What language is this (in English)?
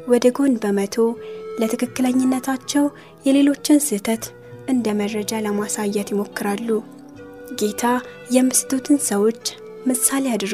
Amharic